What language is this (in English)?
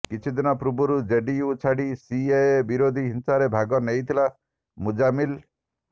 Odia